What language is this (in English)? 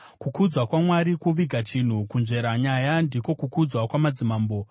Shona